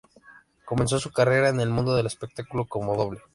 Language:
Spanish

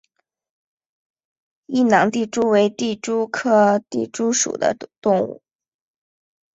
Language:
Chinese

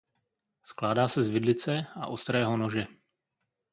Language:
Czech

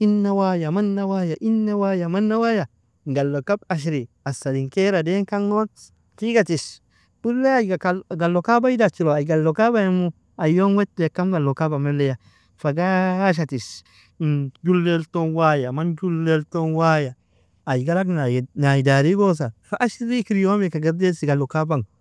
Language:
Nobiin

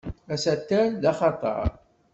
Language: Kabyle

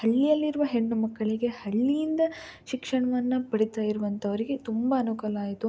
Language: Kannada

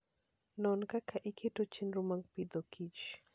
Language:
Luo (Kenya and Tanzania)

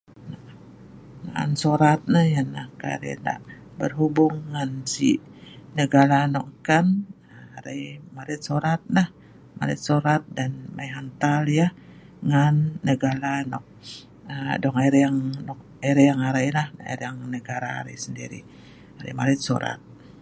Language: Sa'ban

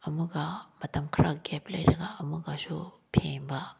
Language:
Manipuri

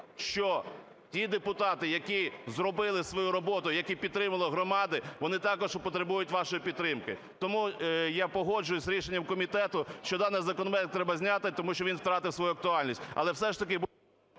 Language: Ukrainian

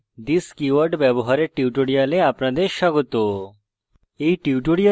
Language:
Bangla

